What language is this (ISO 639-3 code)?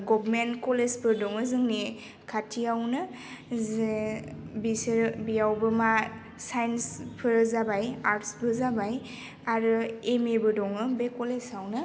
brx